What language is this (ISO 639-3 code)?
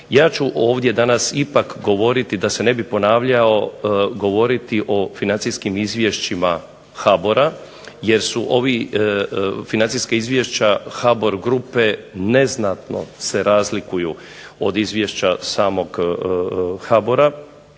hrv